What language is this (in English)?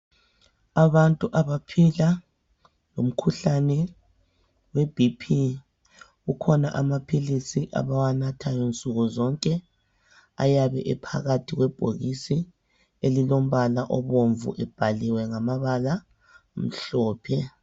North Ndebele